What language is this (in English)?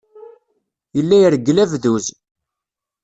Kabyle